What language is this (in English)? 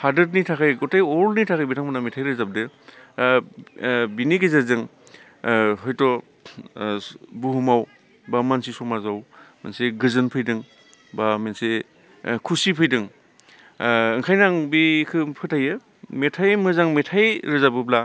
Bodo